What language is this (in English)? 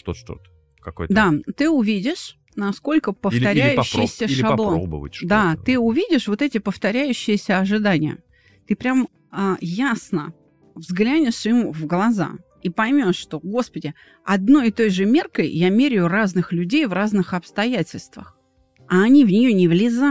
Russian